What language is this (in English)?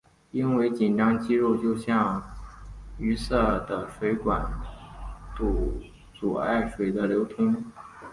Chinese